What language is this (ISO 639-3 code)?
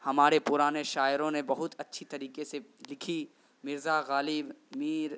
urd